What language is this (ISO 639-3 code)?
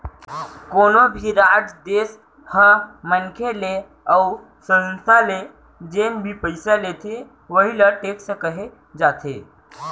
hne